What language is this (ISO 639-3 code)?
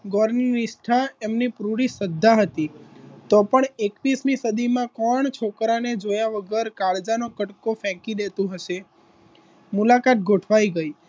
guj